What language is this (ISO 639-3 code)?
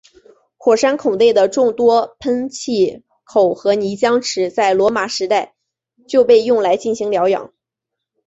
zho